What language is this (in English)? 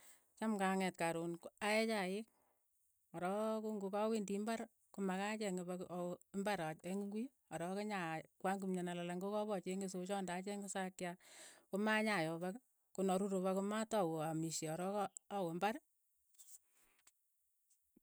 Keiyo